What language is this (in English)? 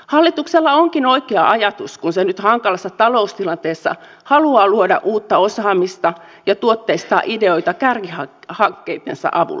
Finnish